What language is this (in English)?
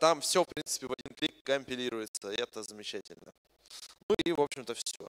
Russian